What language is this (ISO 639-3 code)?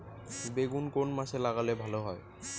ben